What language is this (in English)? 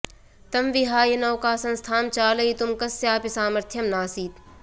Sanskrit